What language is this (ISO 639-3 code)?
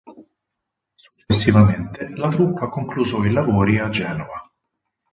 ita